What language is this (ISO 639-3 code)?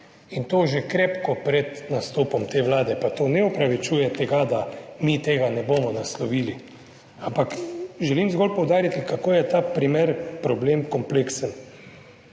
slv